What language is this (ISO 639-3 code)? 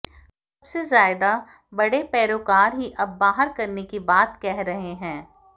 hin